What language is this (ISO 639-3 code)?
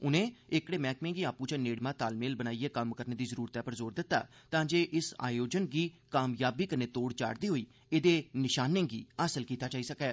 doi